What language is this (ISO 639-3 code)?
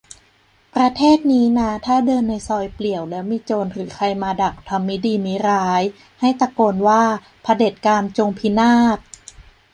tha